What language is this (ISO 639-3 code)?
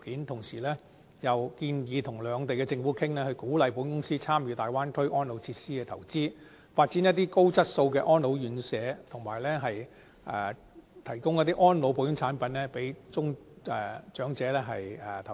yue